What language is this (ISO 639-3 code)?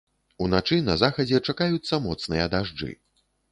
bel